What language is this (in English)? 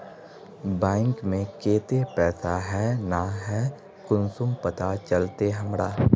Magahi